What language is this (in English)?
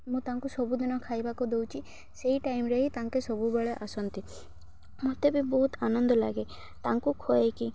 Odia